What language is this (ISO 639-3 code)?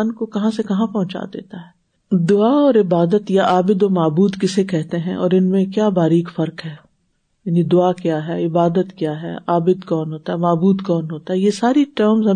urd